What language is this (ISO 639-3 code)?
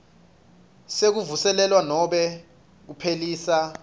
ssw